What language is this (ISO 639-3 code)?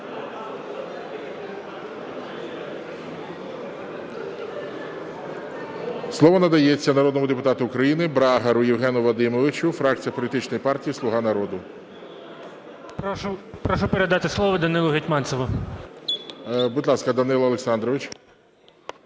ukr